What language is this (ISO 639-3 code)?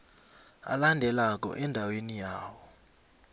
nbl